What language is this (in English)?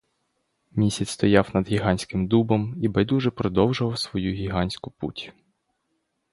Ukrainian